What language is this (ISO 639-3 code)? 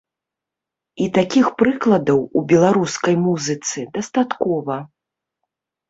bel